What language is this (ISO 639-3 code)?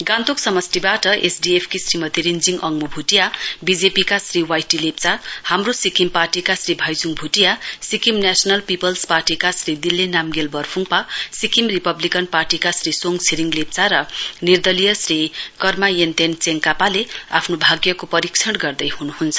nep